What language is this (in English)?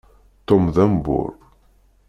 Kabyle